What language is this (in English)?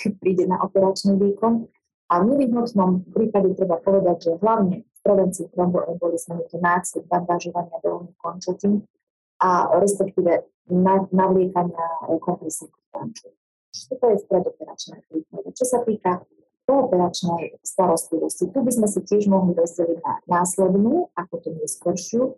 Slovak